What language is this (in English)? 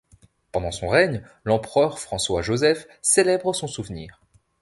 French